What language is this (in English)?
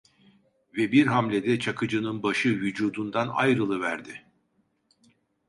Turkish